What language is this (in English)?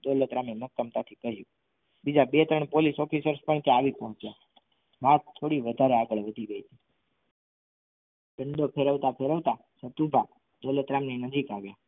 Gujarati